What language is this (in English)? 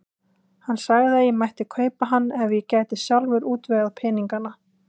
Icelandic